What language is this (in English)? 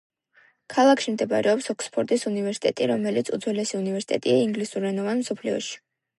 Georgian